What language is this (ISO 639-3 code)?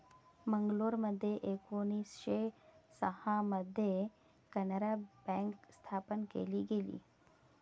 mar